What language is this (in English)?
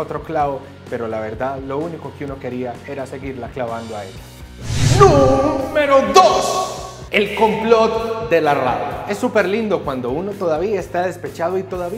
Spanish